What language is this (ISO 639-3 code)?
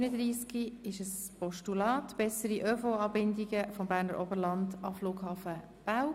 gsw